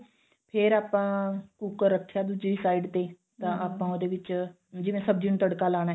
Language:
Punjabi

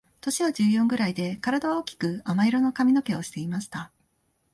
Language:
Japanese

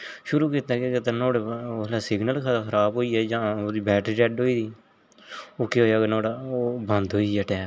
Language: Dogri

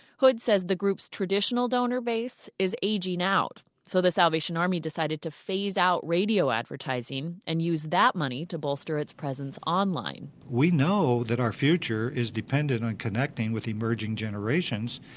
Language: English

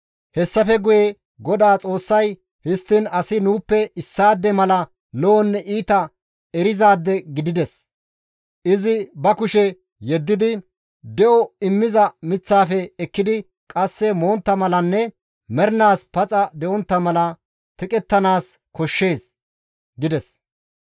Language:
Gamo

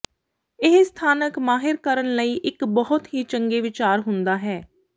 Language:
Punjabi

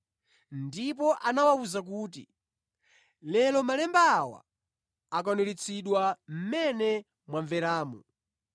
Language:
Nyanja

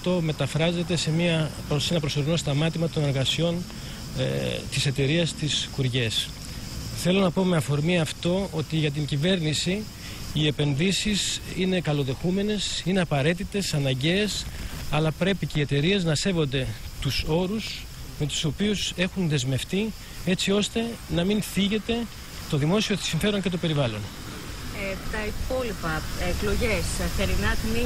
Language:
Greek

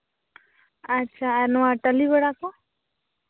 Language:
Santali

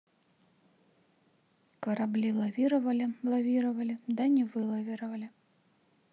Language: Russian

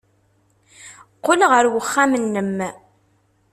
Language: Kabyle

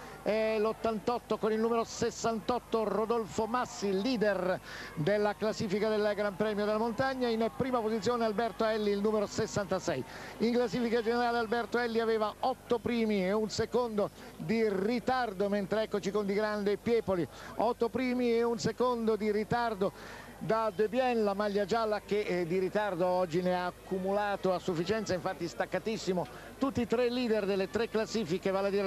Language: Italian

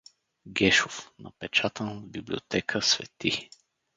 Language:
Bulgarian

